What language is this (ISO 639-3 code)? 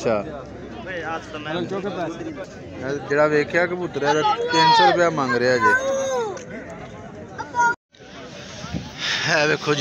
ron